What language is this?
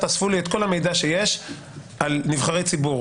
Hebrew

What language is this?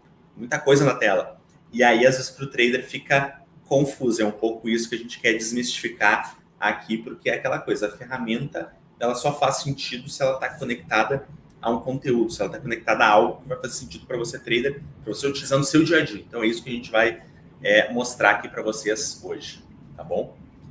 Portuguese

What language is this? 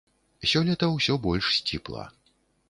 Belarusian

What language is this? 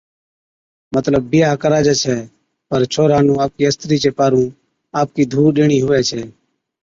Od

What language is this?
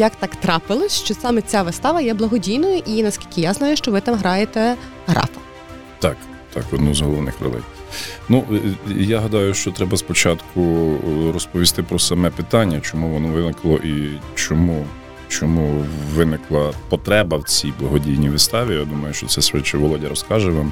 Ukrainian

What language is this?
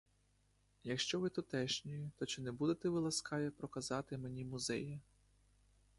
Ukrainian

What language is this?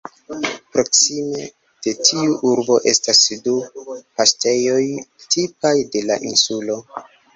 Esperanto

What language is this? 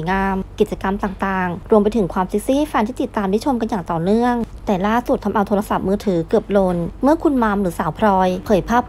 Thai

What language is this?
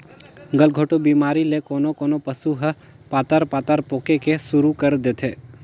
Chhattisgarhi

